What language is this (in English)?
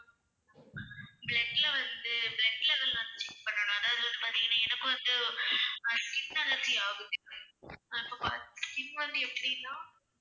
Tamil